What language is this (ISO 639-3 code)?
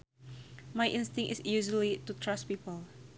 sun